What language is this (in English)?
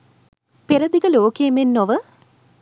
Sinhala